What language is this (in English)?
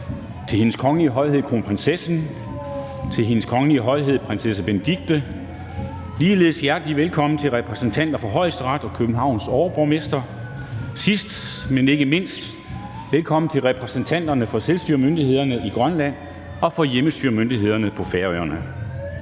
Danish